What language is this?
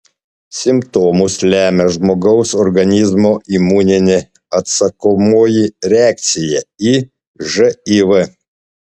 Lithuanian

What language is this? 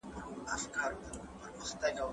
Pashto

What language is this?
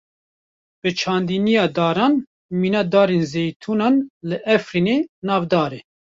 Kurdish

